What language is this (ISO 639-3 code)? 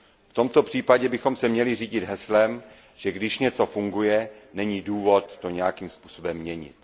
ces